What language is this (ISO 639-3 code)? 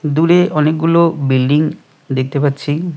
ben